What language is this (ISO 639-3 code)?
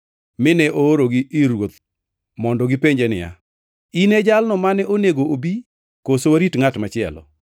luo